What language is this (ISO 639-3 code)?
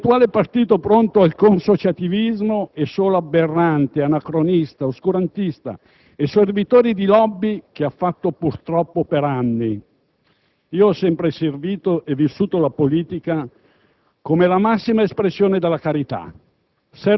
ita